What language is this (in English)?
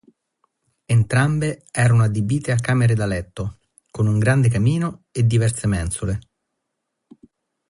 Italian